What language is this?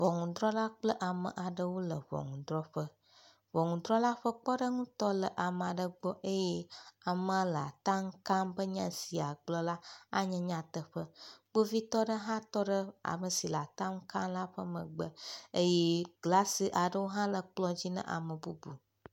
Ewe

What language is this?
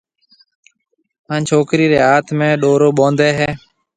Marwari (Pakistan)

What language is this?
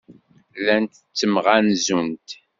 Kabyle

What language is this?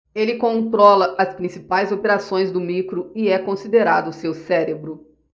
Portuguese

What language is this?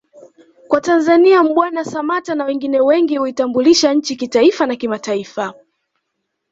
Swahili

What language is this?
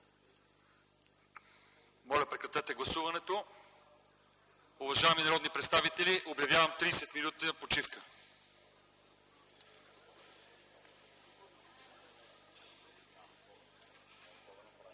Bulgarian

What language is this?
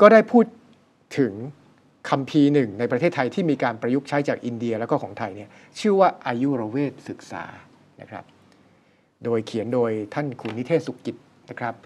Thai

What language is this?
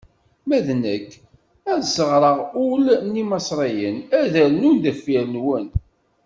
Kabyle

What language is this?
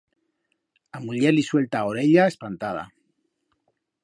Aragonese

